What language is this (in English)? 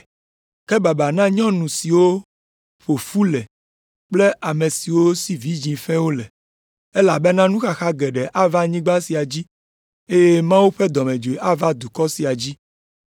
Ewe